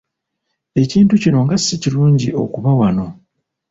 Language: Ganda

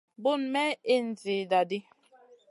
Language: Masana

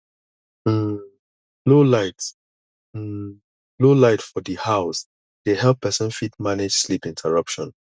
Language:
Nigerian Pidgin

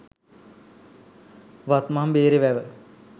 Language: Sinhala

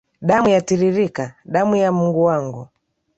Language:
Swahili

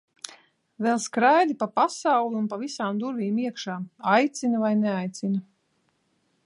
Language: Latvian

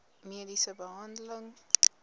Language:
Afrikaans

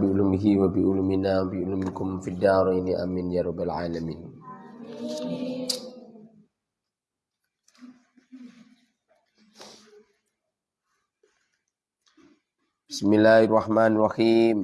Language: Indonesian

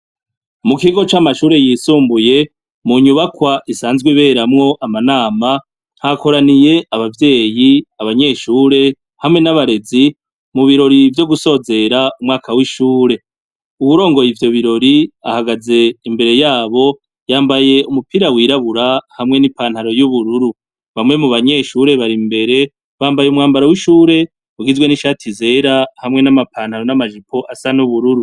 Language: Rundi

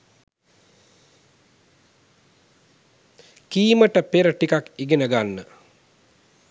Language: Sinhala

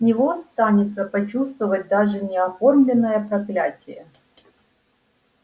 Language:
Russian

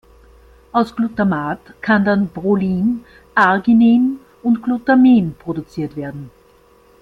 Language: German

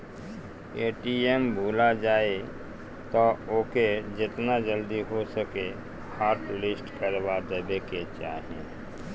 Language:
Bhojpuri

